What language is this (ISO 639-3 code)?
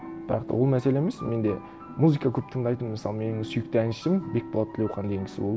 kaz